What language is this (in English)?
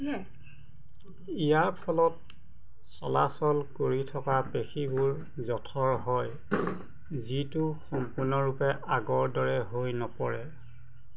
Assamese